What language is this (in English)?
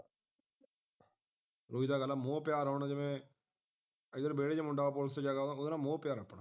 Punjabi